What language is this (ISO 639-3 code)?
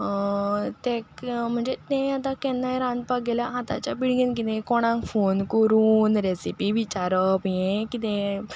kok